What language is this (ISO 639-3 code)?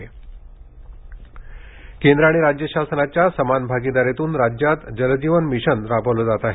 mar